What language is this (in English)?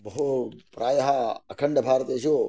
Sanskrit